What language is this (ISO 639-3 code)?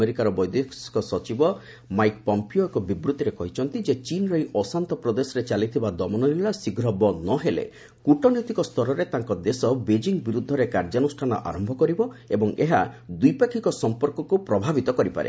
ori